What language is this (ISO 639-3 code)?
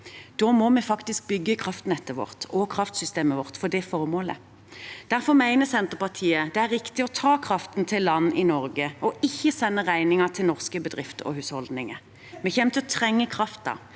nor